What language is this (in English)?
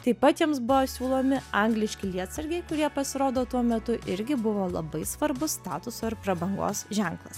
Lithuanian